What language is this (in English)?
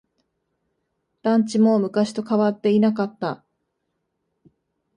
Japanese